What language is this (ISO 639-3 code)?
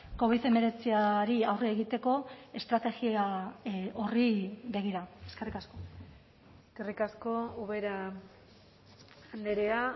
eus